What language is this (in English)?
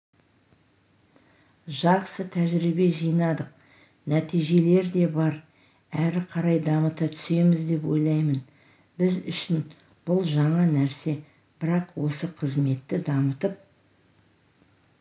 Kazakh